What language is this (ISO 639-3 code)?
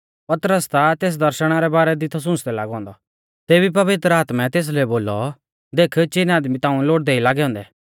bfz